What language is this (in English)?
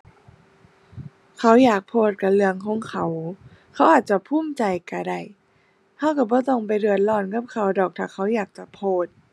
Thai